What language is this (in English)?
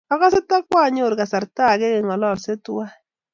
Kalenjin